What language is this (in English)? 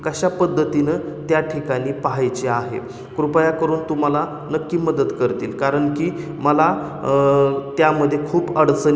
Marathi